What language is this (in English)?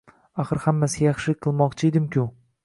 Uzbek